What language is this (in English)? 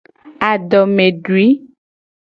Gen